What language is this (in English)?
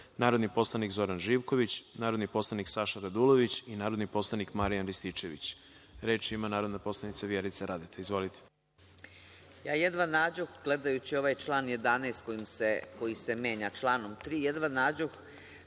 Serbian